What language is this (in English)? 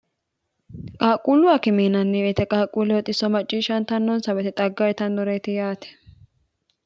Sidamo